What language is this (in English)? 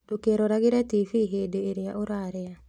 Kikuyu